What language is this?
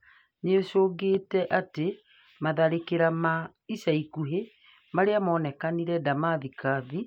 Kikuyu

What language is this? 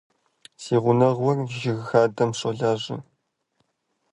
Kabardian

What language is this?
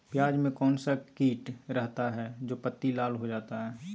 Magahi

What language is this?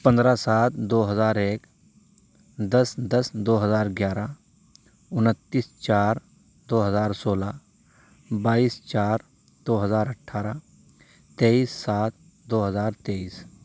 Urdu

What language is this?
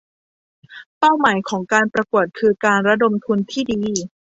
Thai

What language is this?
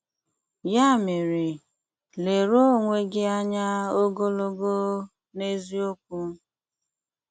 Igbo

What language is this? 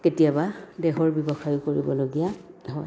Assamese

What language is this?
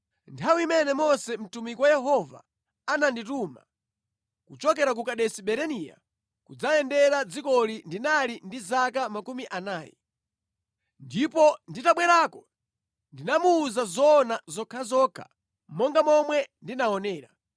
Nyanja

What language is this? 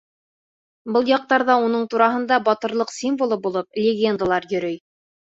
Bashkir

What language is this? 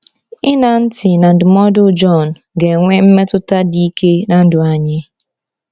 Igbo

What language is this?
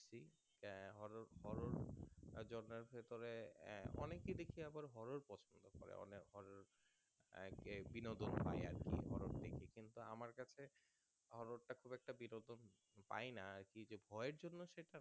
Bangla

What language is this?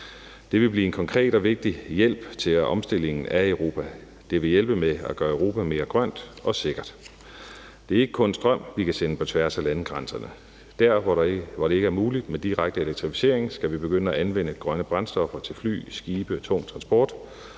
Danish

